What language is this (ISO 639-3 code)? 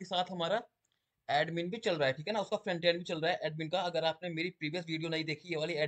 hin